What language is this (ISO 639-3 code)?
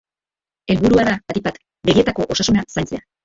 eus